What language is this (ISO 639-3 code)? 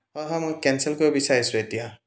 asm